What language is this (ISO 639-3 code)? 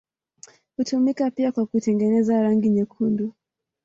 swa